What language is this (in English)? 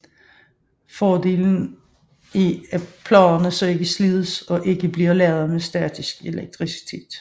Danish